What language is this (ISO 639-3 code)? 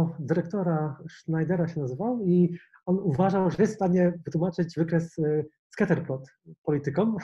pol